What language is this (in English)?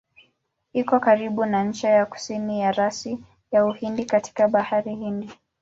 Swahili